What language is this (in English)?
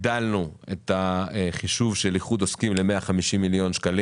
Hebrew